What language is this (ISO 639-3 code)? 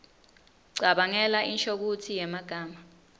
ssw